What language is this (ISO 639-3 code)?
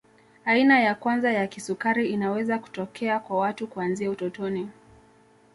swa